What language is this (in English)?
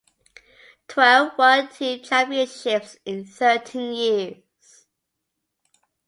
English